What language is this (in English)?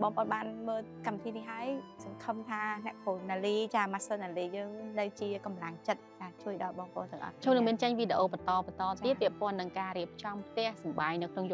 Vietnamese